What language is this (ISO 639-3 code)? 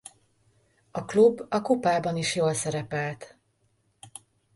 hun